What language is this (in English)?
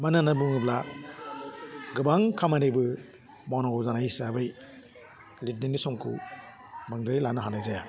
Bodo